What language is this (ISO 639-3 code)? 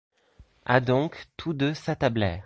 fra